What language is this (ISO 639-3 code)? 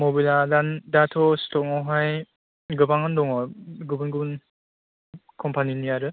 brx